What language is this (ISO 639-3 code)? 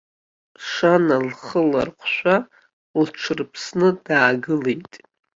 abk